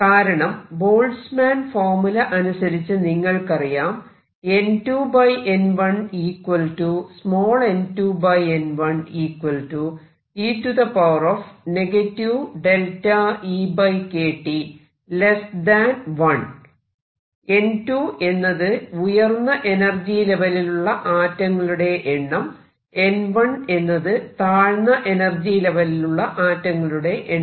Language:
Malayalam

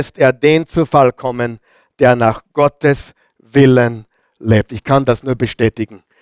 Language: German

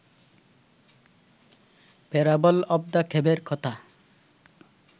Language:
Bangla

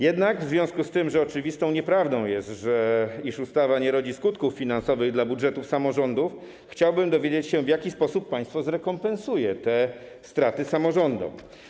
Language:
Polish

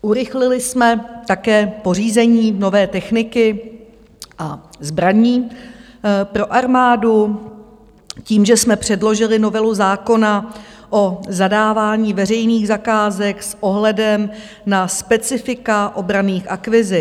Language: Czech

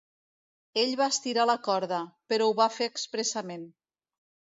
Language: Catalan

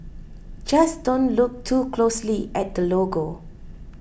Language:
English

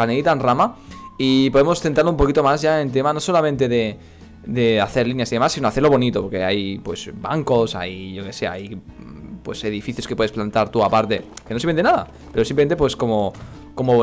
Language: Spanish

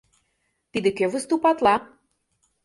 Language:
Mari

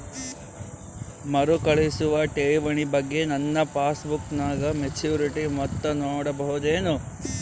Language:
Kannada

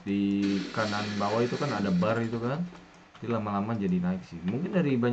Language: Indonesian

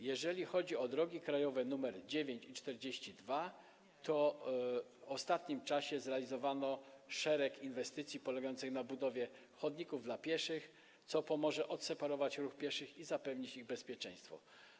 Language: Polish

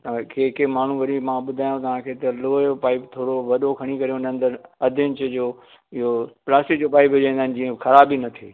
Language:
Sindhi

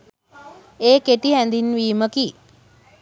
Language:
Sinhala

